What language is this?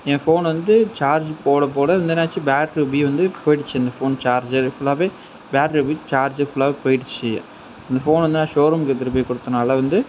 Tamil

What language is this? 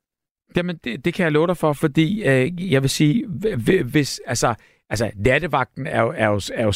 Danish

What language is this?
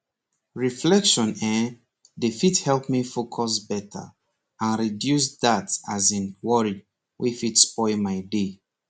Nigerian Pidgin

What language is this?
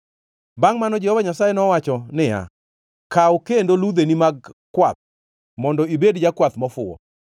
Luo (Kenya and Tanzania)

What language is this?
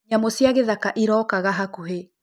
Kikuyu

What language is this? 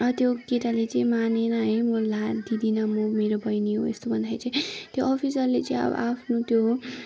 Nepali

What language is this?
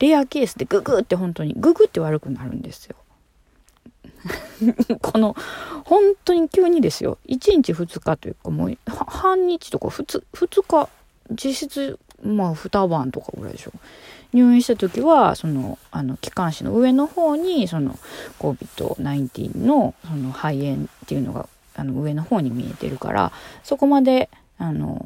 Japanese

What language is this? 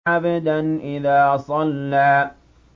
Arabic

